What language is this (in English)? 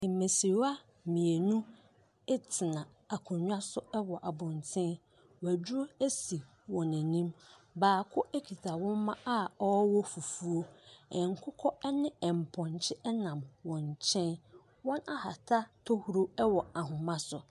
Akan